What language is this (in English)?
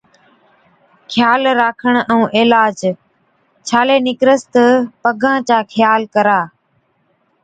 Od